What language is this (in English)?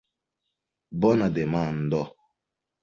Esperanto